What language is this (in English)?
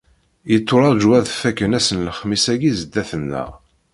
Kabyle